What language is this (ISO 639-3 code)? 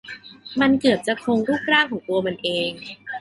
tha